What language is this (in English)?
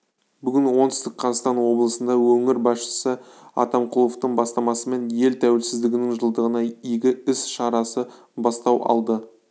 Kazakh